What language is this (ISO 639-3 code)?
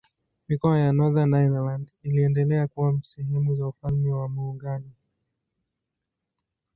swa